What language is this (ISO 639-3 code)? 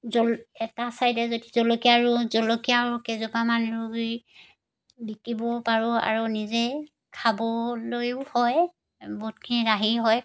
asm